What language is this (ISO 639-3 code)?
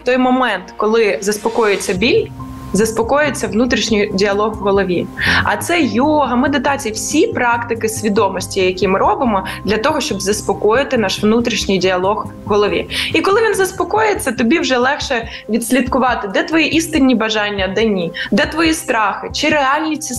ukr